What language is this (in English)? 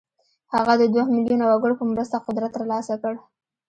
Pashto